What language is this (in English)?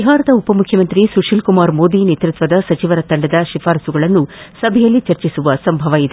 Kannada